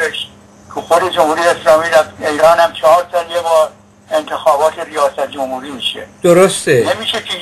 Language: Persian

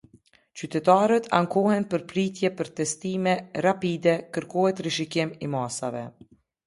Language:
Albanian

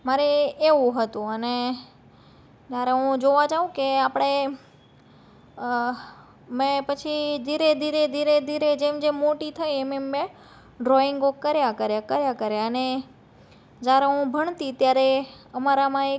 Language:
Gujarati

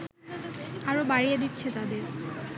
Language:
Bangla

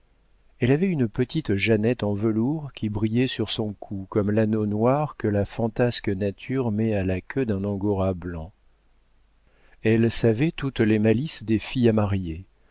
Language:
French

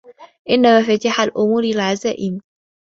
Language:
Arabic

